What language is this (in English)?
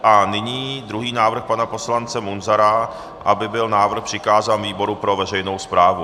Czech